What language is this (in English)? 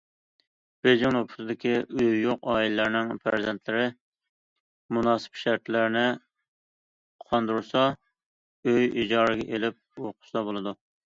Uyghur